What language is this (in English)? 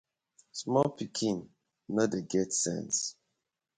Nigerian Pidgin